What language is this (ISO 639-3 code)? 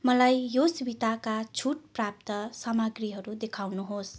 nep